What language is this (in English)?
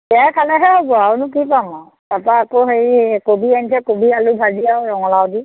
Assamese